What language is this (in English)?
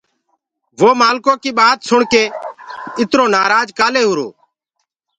Gurgula